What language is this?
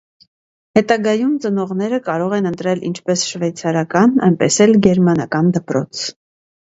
Armenian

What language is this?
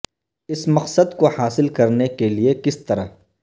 Urdu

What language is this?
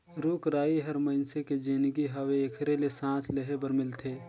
Chhattisgarhi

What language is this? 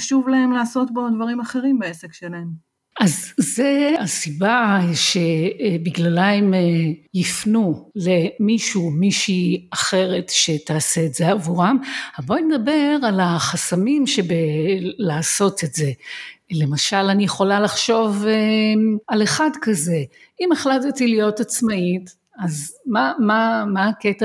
Hebrew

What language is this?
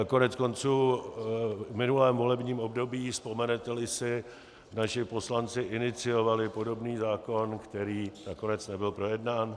Czech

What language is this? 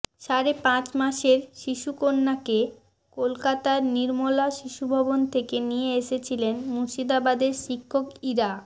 Bangla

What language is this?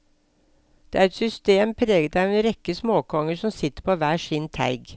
Norwegian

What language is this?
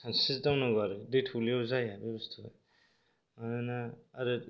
Bodo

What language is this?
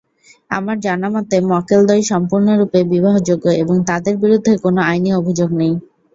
Bangla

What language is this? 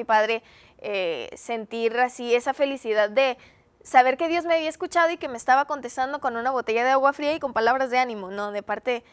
Spanish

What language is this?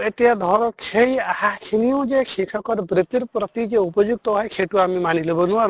Assamese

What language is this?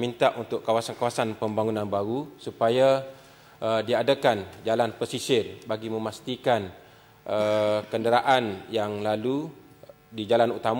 Malay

